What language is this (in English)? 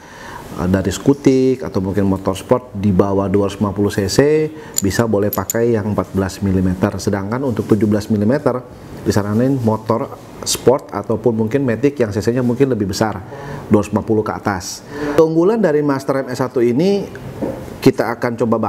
Indonesian